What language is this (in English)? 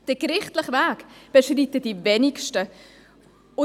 Swiss German